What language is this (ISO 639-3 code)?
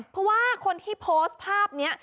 tha